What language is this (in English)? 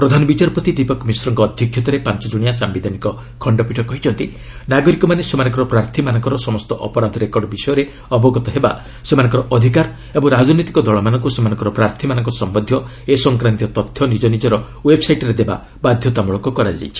Odia